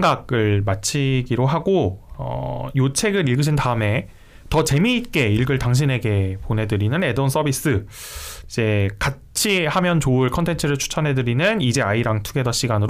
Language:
Korean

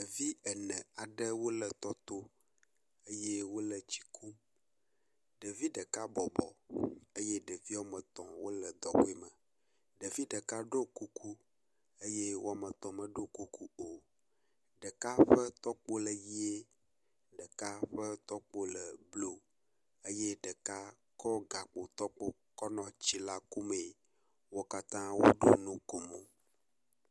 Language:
Ewe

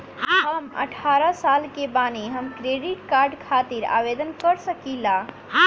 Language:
Bhojpuri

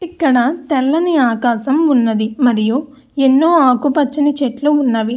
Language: Telugu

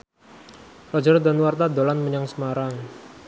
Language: Javanese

